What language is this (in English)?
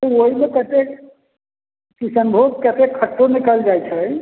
Maithili